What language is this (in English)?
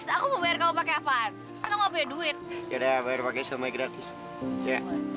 Indonesian